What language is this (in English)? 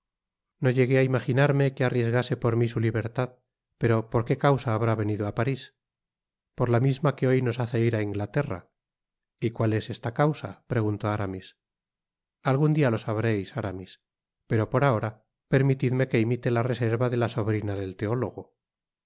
Spanish